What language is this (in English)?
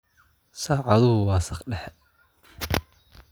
Somali